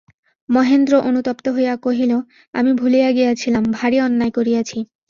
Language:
Bangla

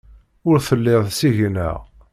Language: Kabyle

